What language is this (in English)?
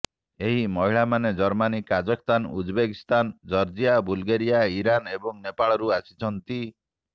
Odia